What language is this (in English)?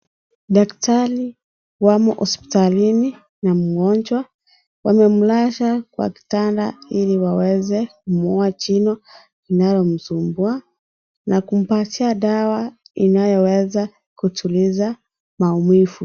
Swahili